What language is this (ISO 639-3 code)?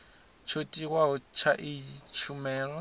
ven